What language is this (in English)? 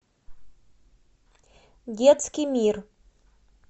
Russian